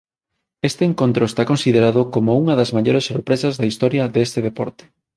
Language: Galician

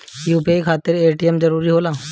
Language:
Bhojpuri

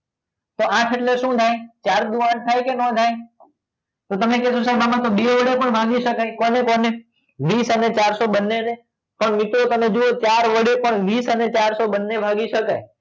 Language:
Gujarati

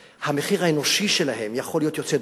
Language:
Hebrew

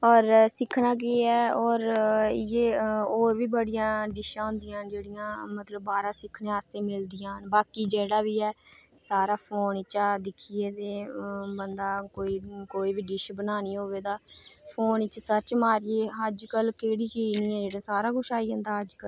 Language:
Dogri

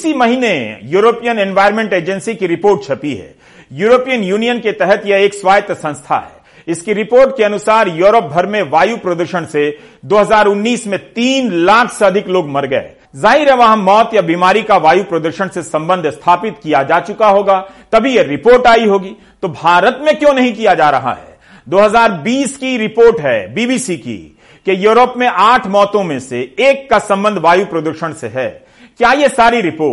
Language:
Hindi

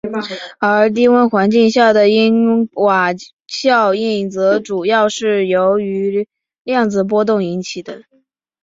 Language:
Chinese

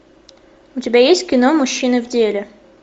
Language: Russian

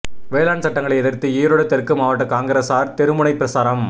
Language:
Tamil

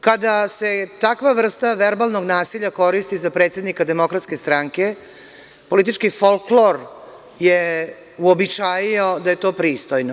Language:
Serbian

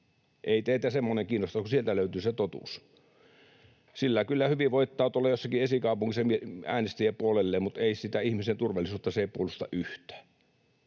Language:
Finnish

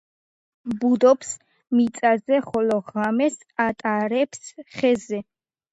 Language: Georgian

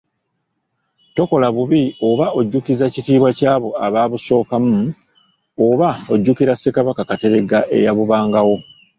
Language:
Ganda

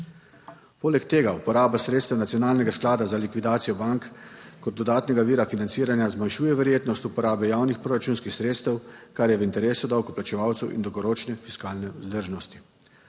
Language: Slovenian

